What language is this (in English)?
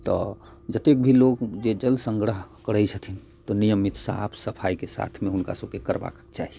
Maithili